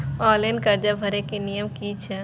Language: Maithili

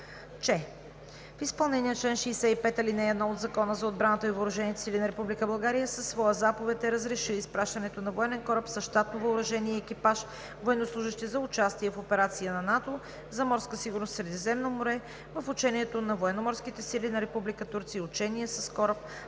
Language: Bulgarian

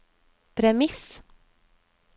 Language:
Norwegian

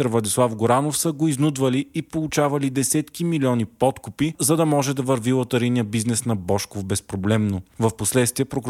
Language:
Bulgarian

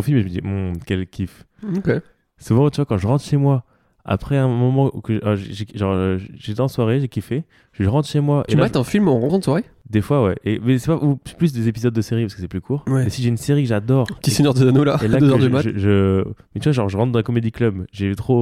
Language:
French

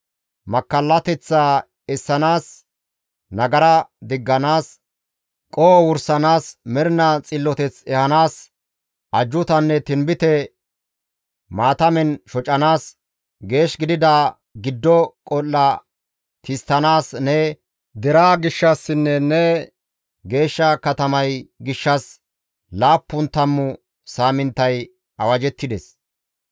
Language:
Gamo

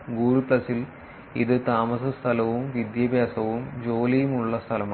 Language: Malayalam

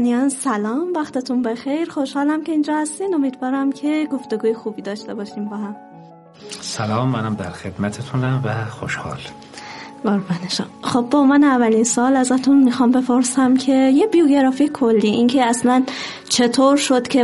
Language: Persian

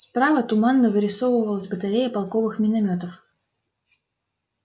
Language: Russian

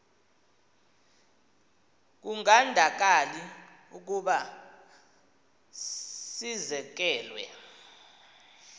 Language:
Xhosa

